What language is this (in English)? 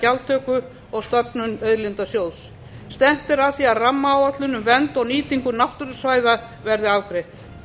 Icelandic